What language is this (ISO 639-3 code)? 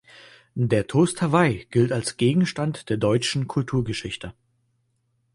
deu